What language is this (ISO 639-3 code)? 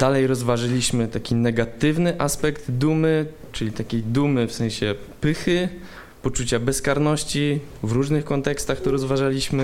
pol